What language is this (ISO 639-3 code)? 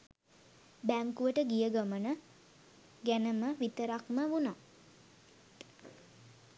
sin